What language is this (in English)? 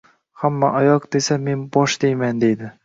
Uzbek